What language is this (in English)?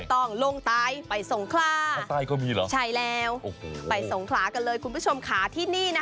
Thai